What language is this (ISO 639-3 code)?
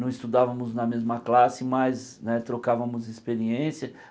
por